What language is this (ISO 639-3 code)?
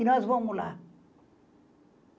por